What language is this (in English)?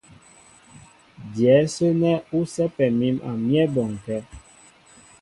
Mbo (Cameroon)